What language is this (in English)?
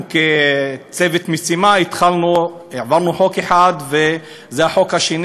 Hebrew